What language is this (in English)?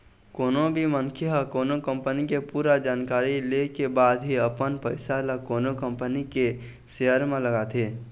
Chhattisgarhi